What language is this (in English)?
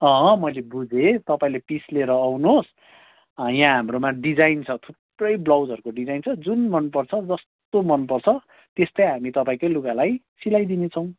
Nepali